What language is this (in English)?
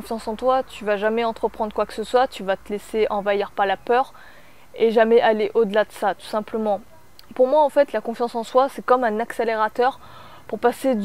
French